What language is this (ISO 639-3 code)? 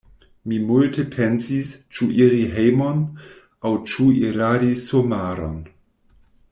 epo